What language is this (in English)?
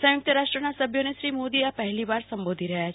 Gujarati